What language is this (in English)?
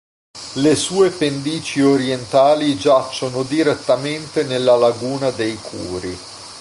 Italian